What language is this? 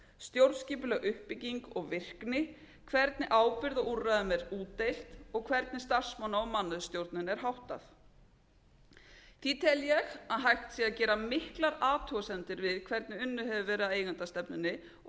Icelandic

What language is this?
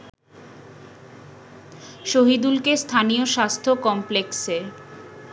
Bangla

